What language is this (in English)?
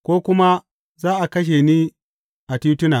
Hausa